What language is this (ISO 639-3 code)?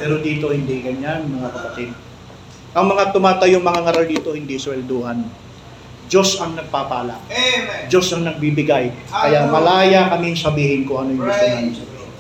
fil